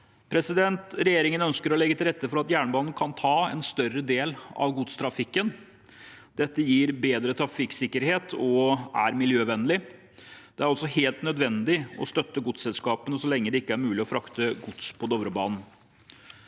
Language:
Norwegian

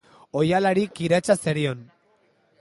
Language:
Basque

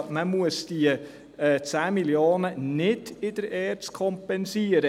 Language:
Swiss German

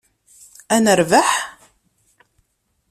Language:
Kabyle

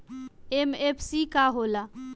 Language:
Bhojpuri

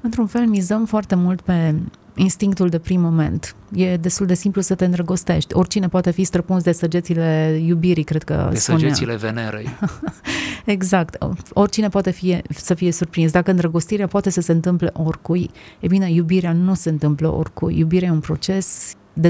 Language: Romanian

